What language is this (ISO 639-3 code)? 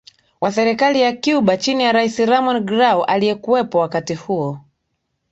swa